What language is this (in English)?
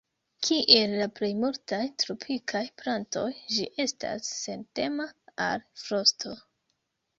Esperanto